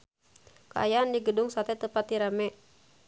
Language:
Sundanese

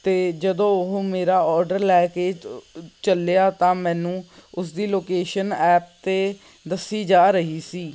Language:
Punjabi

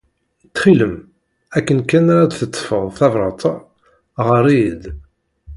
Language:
Kabyle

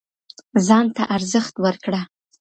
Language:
Pashto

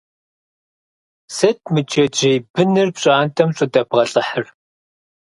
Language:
Kabardian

